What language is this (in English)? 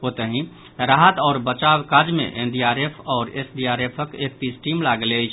Maithili